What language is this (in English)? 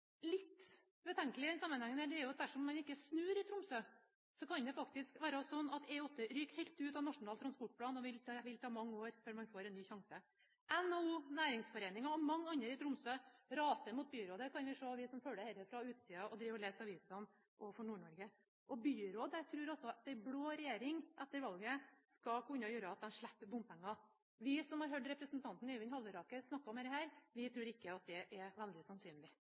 Norwegian Bokmål